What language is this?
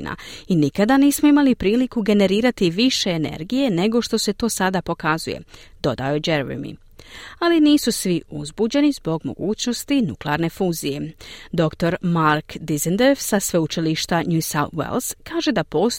Croatian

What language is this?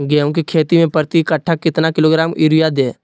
Magahi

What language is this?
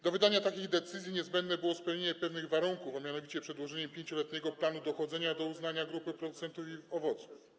Polish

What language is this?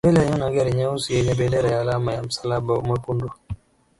Swahili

